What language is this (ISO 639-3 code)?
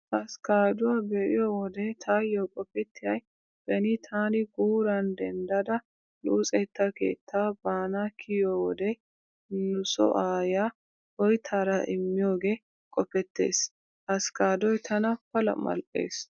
wal